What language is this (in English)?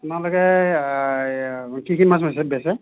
Assamese